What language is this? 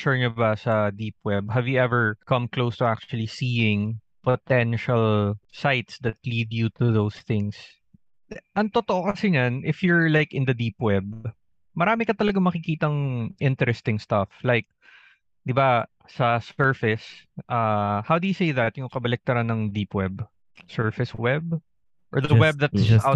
Filipino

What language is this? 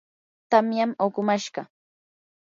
Yanahuanca Pasco Quechua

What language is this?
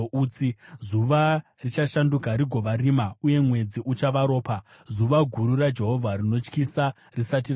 Shona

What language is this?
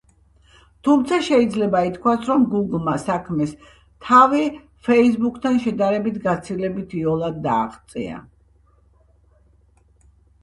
Georgian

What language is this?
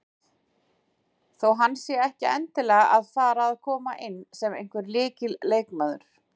Icelandic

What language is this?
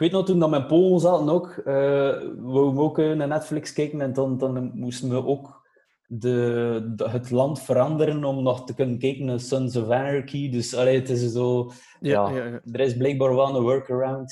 Dutch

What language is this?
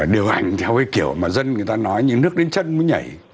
Vietnamese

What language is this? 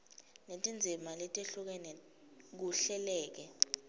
Swati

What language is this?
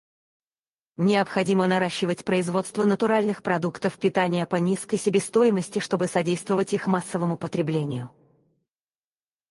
Russian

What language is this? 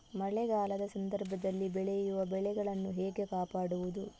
Kannada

